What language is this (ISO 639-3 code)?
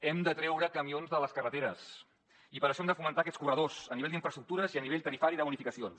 cat